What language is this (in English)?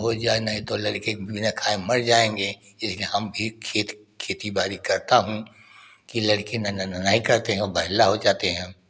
Hindi